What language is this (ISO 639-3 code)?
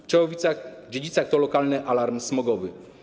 pol